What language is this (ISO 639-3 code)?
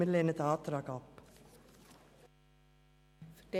gsw